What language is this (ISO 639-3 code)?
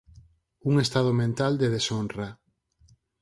glg